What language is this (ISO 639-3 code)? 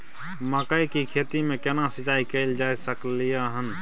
mai